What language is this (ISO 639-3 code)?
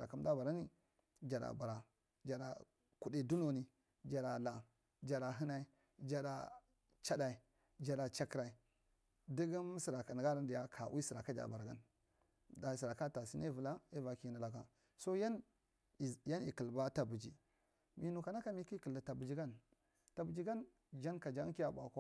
mrt